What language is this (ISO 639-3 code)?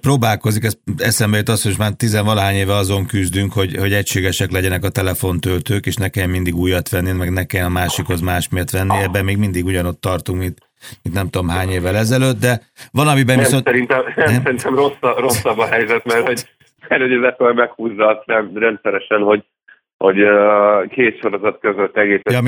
hun